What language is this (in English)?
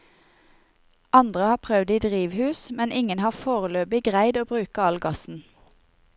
Norwegian